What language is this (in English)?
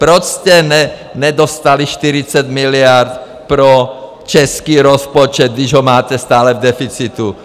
Czech